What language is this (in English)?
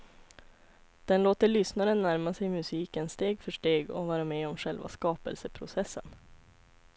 Swedish